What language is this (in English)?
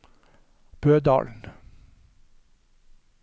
Norwegian